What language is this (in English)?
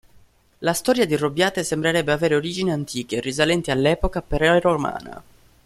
Italian